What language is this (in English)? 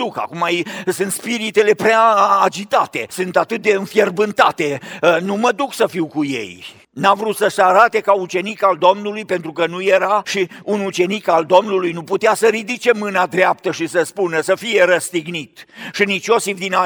Romanian